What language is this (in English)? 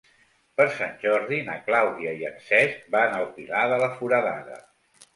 Catalan